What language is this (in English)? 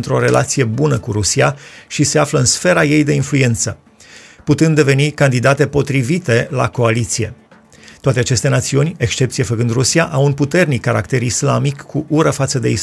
Romanian